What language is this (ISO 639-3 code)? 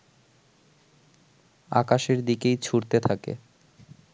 ben